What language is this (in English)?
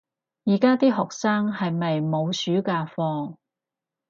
Cantonese